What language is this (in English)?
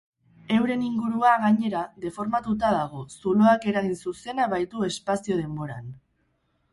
Basque